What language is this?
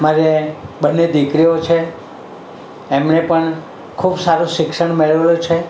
Gujarati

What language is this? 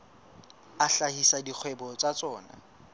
Southern Sotho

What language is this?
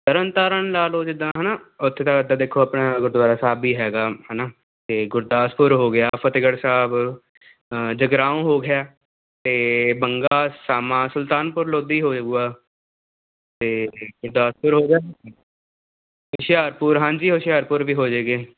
Punjabi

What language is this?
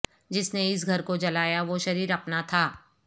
Urdu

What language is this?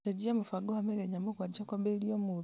Kikuyu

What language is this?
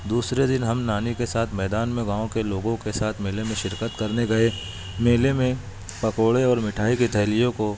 Urdu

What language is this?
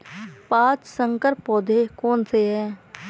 Hindi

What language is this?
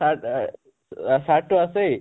Assamese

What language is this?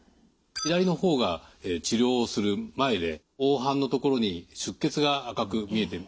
Japanese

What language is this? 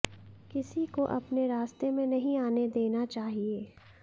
Hindi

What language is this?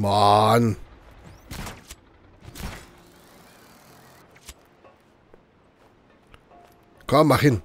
German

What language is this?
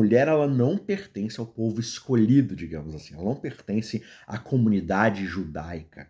Portuguese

